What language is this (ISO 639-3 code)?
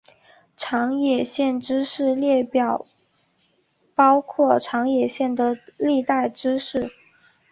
zho